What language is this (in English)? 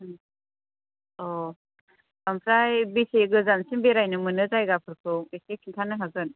Bodo